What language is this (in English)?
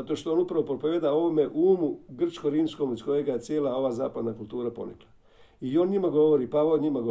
Croatian